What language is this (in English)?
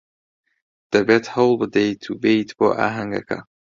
Central Kurdish